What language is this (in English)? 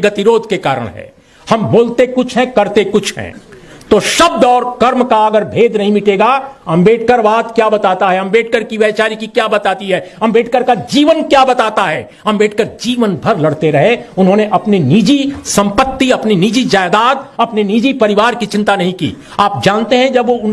Hindi